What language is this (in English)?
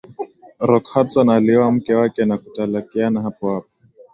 Swahili